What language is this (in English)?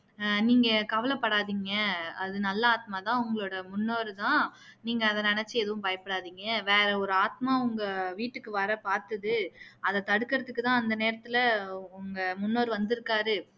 Tamil